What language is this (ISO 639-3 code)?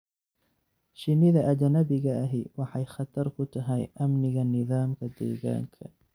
som